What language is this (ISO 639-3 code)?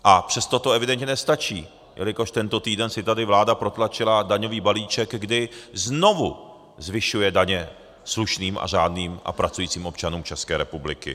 ces